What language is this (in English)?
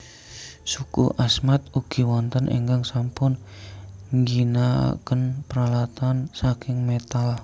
Javanese